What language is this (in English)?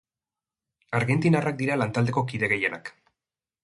Basque